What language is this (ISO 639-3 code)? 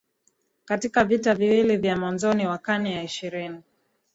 swa